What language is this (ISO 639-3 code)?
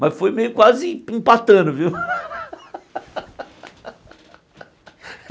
por